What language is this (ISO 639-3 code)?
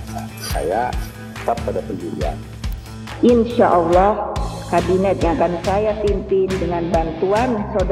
ind